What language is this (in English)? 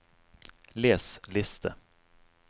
Norwegian